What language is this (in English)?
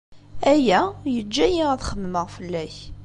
Kabyle